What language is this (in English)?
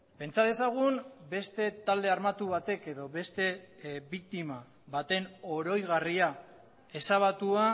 Basque